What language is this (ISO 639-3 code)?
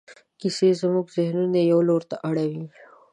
pus